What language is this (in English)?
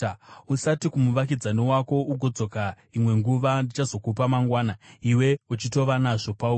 Shona